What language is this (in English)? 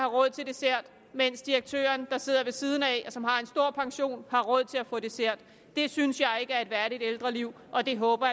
Danish